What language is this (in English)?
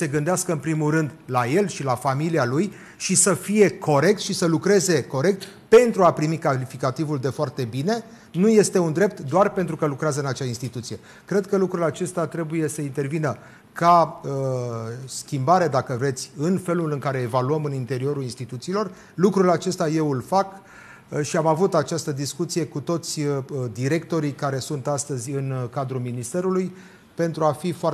Romanian